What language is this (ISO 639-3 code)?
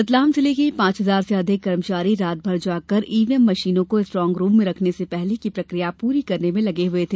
hin